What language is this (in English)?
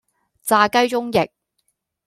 Cantonese